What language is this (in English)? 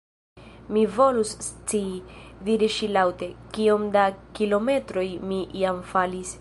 Esperanto